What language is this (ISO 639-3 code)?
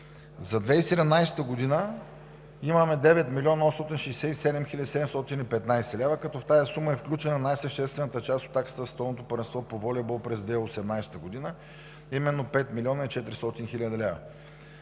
bul